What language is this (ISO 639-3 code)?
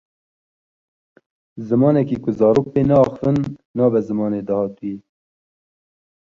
kur